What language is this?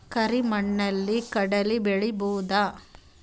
Kannada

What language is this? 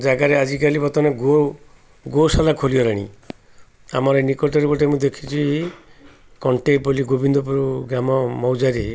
Odia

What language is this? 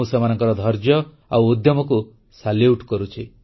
Odia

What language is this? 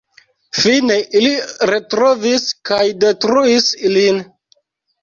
Esperanto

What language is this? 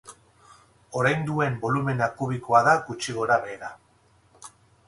Basque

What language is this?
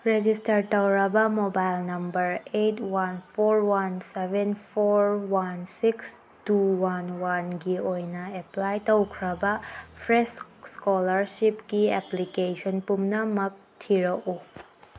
Manipuri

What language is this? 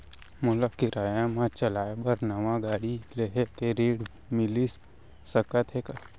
Chhattisgarhi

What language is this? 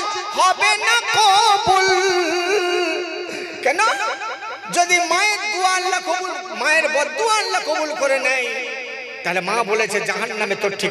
Bangla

